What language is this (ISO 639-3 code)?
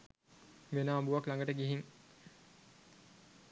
sin